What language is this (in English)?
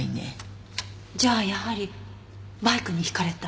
Japanese